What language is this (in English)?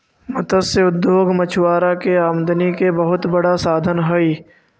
Magahi